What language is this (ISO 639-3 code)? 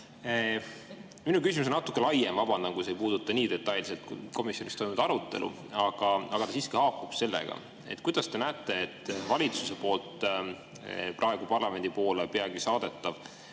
est